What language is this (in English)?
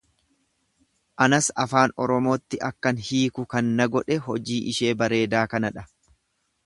Oromo